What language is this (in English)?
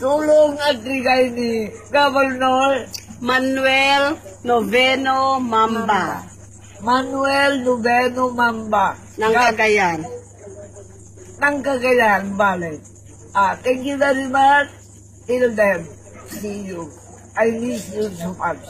Filipino